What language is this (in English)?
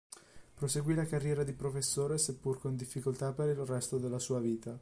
Italian